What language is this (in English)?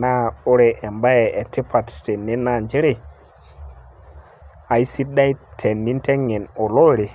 Masai